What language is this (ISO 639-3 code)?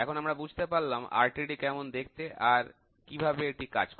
ben